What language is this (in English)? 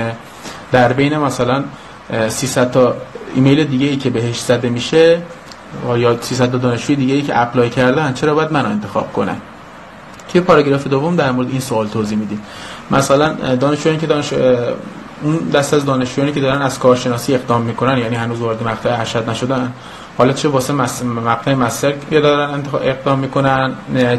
Persian